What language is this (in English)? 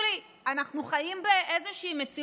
Hebrew